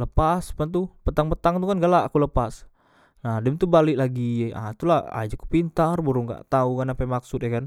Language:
Musi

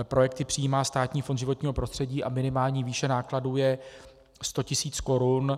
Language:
Czech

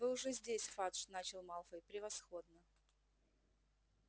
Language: Russian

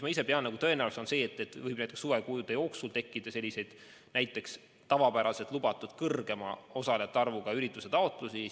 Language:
Estonian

